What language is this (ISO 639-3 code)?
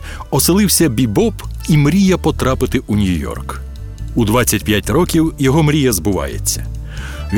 ukr